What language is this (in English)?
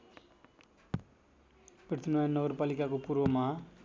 Nepali